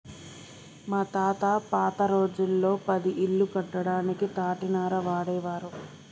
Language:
Telugu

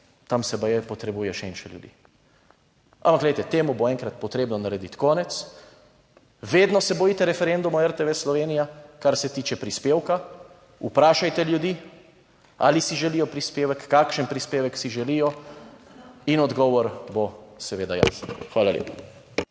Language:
Slovenian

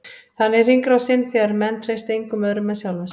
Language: Icelandic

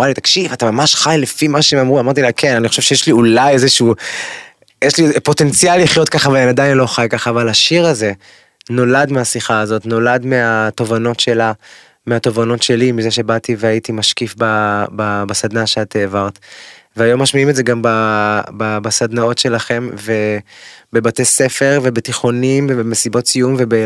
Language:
Hebrew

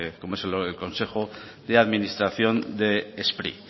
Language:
Spanish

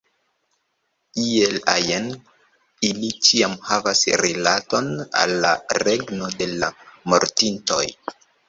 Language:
Esperanto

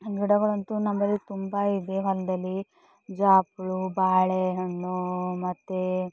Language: Kannada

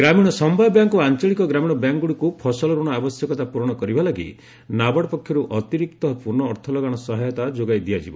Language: Odia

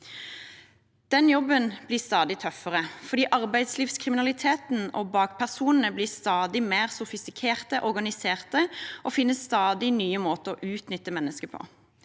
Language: Norwegian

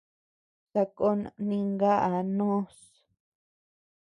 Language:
Tepeuxila Cuicatec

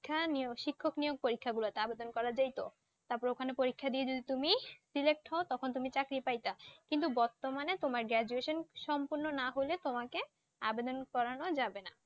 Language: Bangla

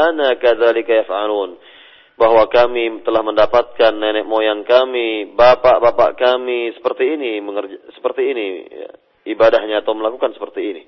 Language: Malay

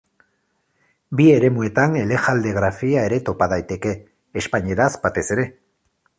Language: Basque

